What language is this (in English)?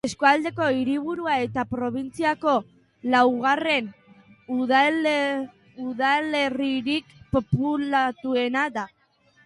Basque